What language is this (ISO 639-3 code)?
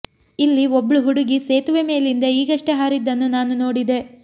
kan